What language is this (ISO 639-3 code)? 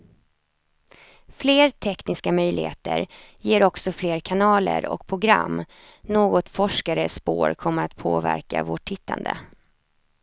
swe